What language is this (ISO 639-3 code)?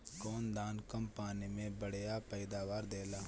bho